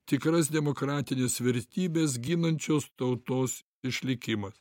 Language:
Lithuanian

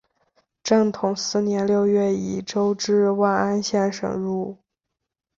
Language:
Chinese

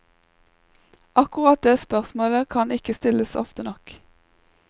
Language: Norwegian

